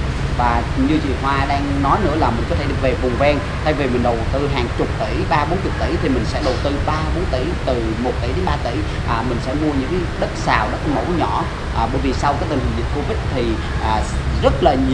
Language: Vietnamese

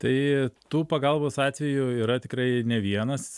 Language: Lithuanian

